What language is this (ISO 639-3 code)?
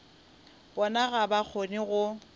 nso